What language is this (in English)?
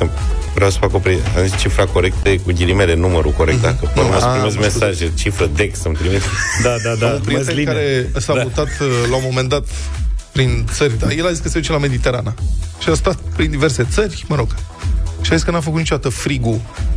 Romanian